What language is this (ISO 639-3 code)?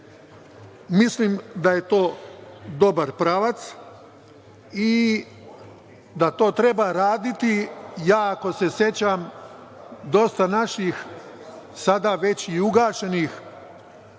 srp